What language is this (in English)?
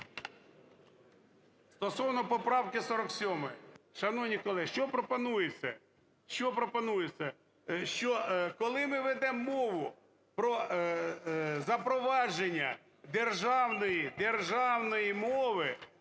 Ukrainian